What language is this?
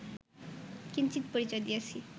Bangla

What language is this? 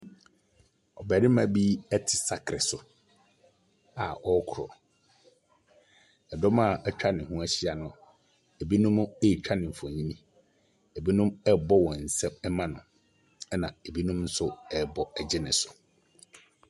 Akan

